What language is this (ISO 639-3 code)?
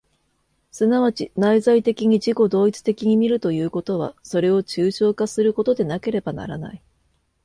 jpn